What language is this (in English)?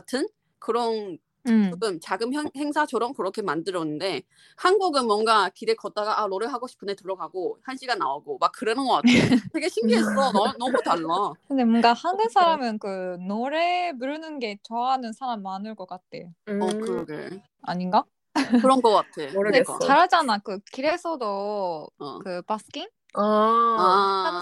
Korean